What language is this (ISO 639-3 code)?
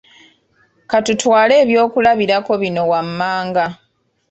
lug